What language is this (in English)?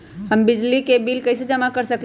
Magahi